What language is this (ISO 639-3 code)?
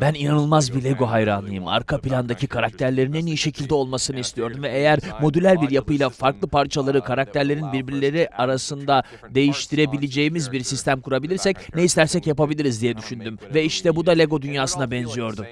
tur